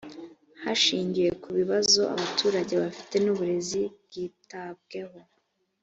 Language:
Kinyarwanda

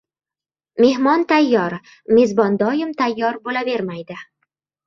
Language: Uzbek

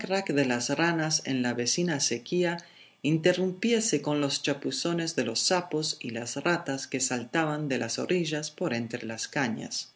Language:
Spanish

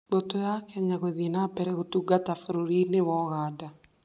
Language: Kikuyu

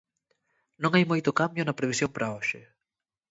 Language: Galician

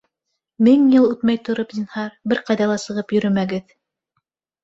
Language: Bashkir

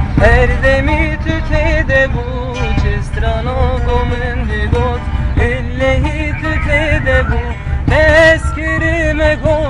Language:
Arabic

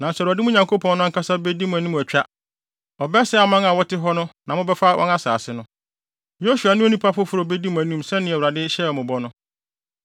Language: Akan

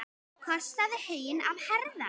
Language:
Icelandic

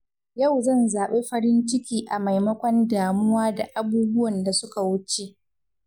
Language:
Hausa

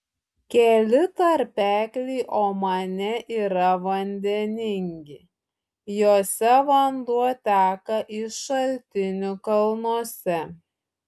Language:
Lithuanian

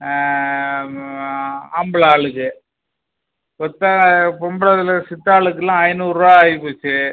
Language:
Tamil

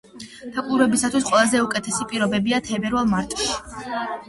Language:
Georgian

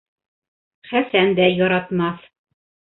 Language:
Bashkir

